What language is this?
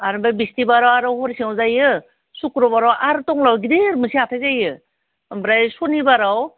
Bodo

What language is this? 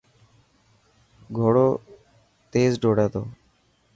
Dhatki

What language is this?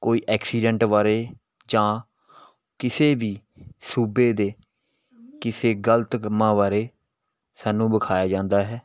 Punjabi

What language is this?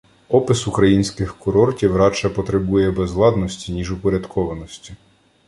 Ukrainian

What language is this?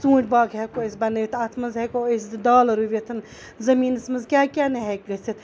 Kashmiri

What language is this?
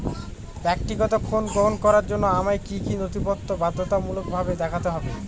Bangla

